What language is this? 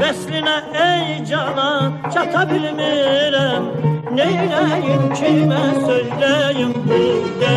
Turkish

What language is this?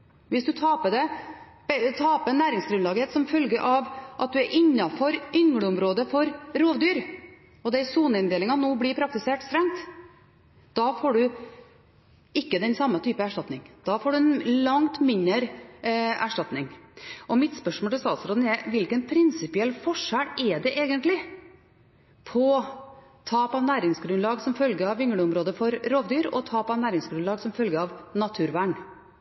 Norwegian Bokmål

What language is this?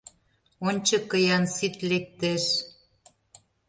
Mari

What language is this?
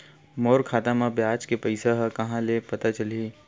Chhattisgarhi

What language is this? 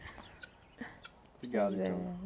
Portuguese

